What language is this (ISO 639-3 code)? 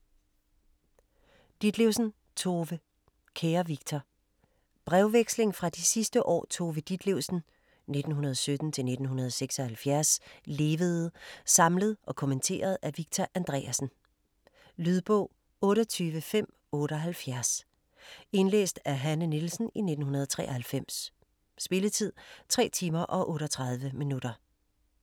dan